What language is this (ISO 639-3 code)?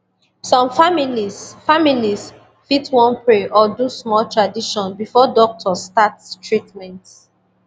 pcm